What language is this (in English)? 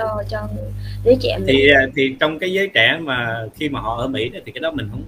Vietnamese